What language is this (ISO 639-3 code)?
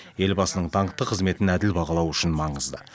kaz